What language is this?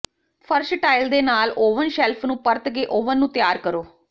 Punjabi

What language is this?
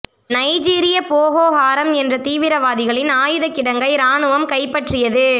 Tamil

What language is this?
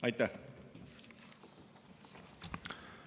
Estonian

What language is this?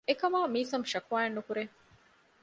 Divehi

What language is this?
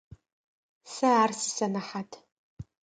Adyghe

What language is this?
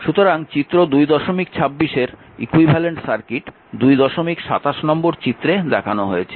Bangla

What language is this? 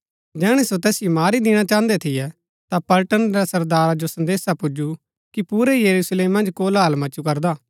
Gaddi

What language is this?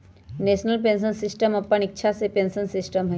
Magahi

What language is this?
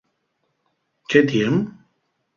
Asturian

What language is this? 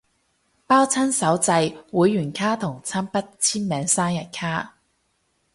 Cantonese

